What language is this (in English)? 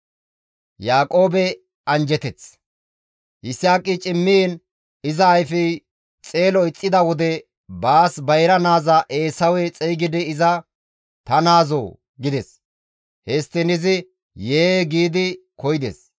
Gamo